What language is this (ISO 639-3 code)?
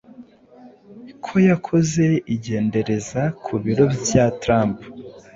kin